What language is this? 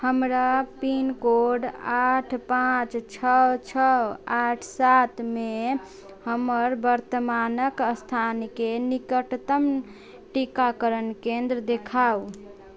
Maithili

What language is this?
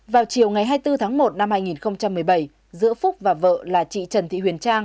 Vietnamese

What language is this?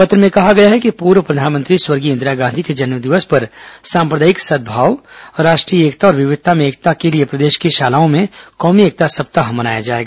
Hindi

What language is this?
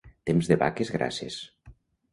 Catalan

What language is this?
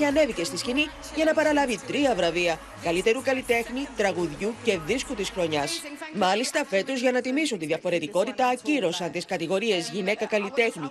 Greek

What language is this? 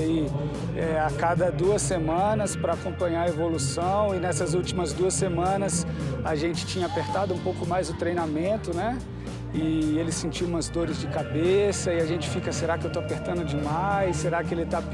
Portuguese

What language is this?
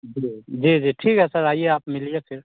Hindi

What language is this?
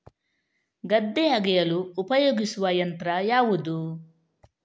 Kannada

